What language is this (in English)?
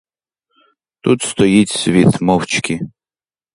Ukrainian